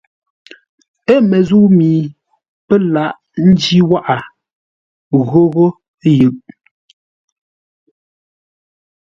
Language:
Ngombale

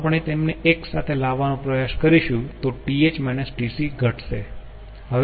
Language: Gujarati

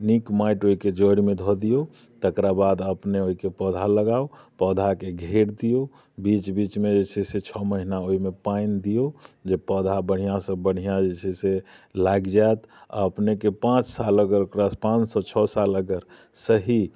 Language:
Maithili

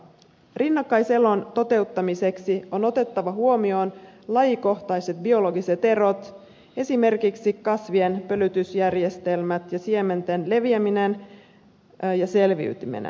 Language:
Finnish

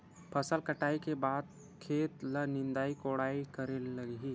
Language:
Chhattisgarhi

